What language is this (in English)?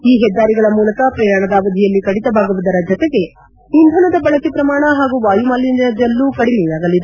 Kannada